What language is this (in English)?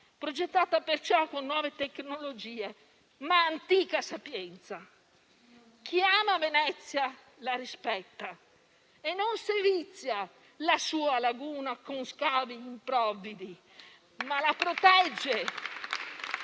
Italian